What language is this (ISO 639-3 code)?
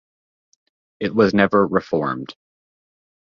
eng